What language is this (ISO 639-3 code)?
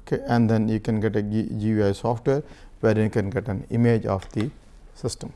eng